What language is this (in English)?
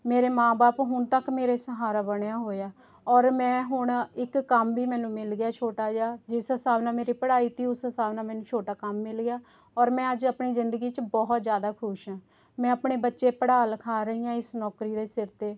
Punjabi